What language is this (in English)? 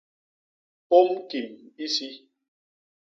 Basaa